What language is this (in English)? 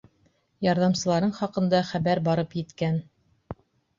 Bashkir